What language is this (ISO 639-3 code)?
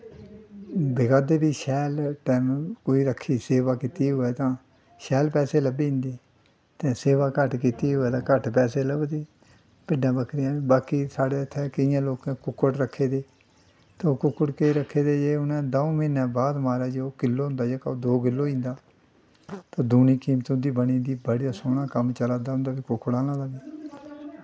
doi